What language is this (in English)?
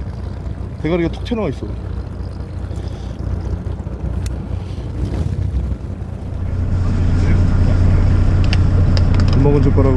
Korean